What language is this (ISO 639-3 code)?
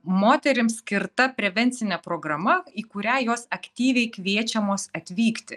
lit